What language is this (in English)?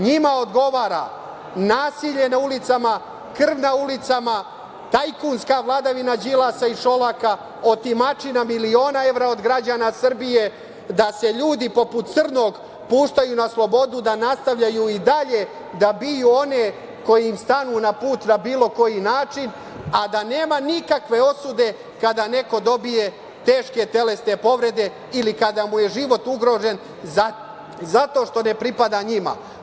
Serbian